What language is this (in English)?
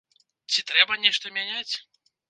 Belarusian